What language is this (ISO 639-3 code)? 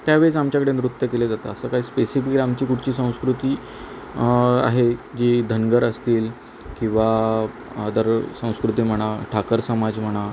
mar